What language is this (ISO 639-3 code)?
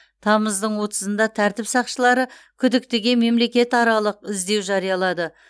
kaz